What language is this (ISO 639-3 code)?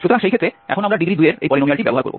ben